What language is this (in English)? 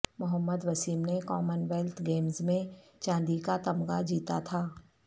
Urdu